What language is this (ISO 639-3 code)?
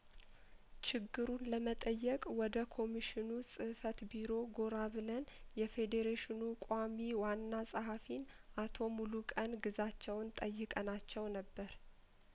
amh